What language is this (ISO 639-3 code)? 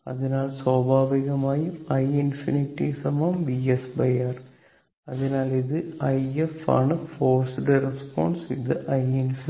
mal